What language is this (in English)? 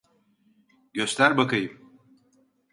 Turkish